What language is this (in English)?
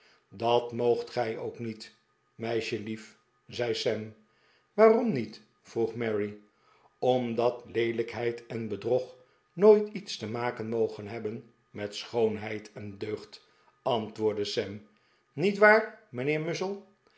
Dutch